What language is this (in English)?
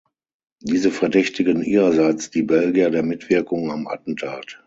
German